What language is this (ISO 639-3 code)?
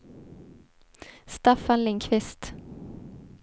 swe